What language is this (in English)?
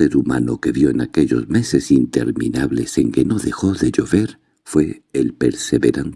Spanish